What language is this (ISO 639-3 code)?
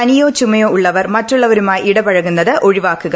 mal